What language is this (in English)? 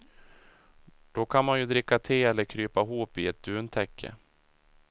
Swedish